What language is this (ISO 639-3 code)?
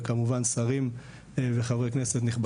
heb